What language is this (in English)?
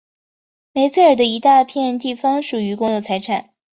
Chinese